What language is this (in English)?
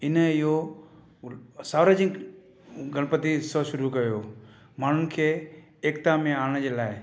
Sindhi